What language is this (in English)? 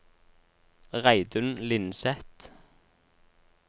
Norwegian